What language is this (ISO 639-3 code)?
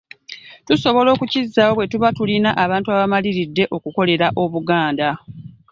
lug